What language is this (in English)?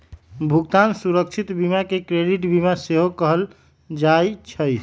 Magahi